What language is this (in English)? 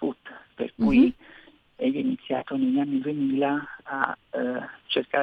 Italian